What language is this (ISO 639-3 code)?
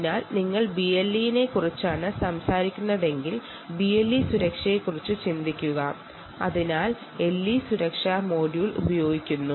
mal